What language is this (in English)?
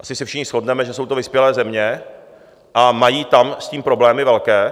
Czech